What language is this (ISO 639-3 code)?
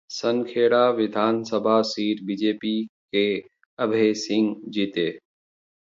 hin